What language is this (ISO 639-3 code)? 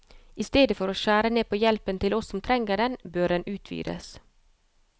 nor